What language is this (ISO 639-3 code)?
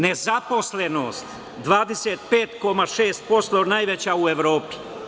srp